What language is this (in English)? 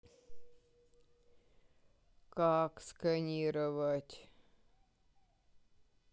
Russian